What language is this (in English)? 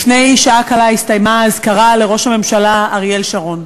Hebrew